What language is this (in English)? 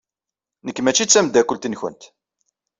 Kabyle